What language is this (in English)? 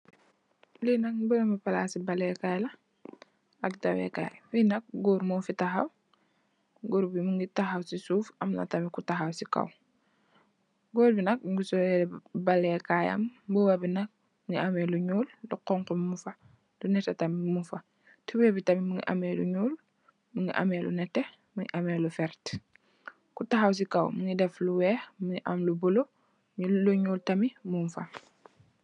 Wolof